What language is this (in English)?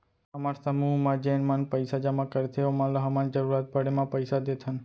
Chhattisgarhi